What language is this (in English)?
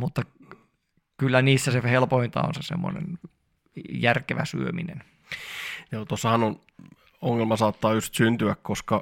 Finnish